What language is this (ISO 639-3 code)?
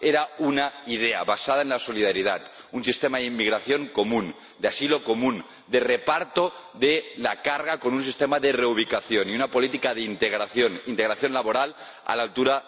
spa